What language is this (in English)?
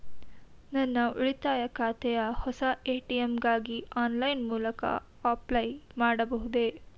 Kannada